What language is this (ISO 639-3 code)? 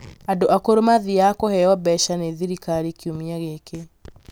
kik